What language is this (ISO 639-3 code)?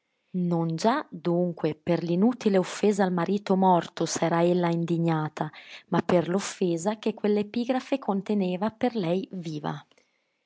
ita